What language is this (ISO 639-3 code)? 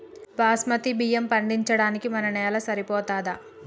tel